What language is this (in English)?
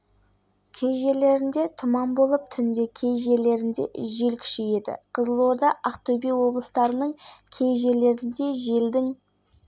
Kazakh